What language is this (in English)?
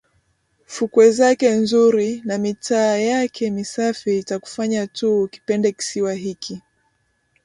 Swahili